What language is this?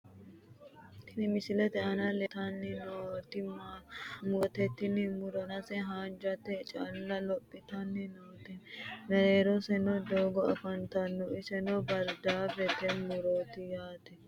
Sidamo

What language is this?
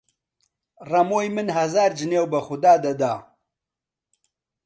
Central Kurdish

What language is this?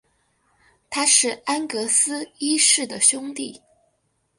Chinese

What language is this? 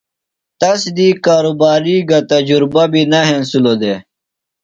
Phalura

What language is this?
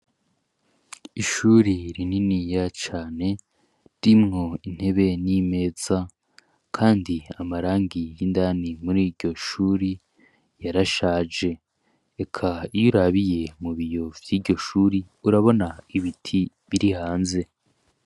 Rundi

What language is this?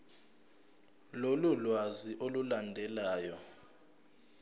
Zulu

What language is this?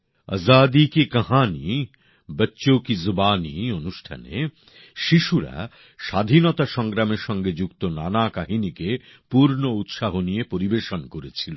Bangla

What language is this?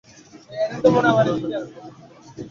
Bangla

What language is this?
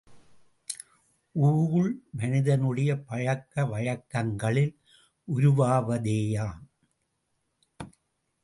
Tamil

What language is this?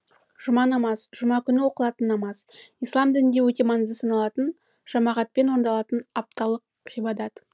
Kazakh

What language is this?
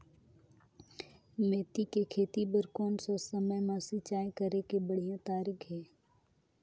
Chhattisgarhi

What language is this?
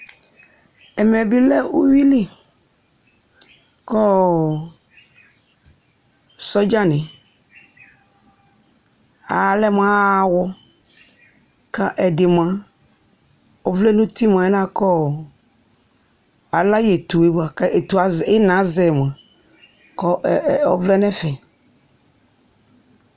Ikposo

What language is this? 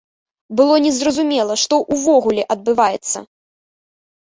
Belarusian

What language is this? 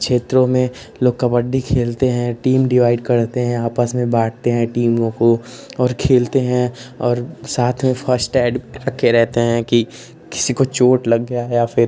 Hindi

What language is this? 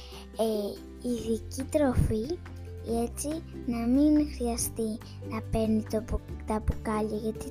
Greek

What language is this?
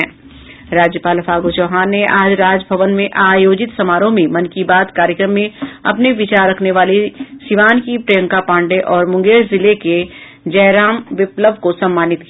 Hindi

